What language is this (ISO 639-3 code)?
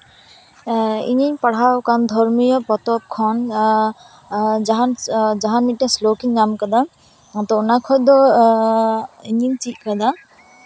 sat